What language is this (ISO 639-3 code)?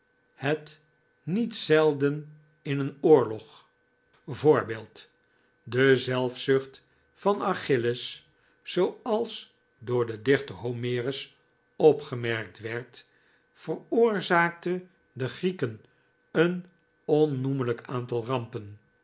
nld